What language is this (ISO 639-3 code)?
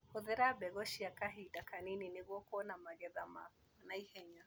kik